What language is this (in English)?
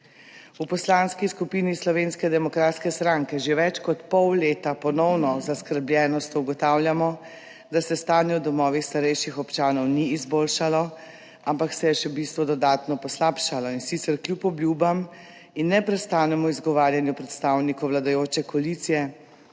Slovenian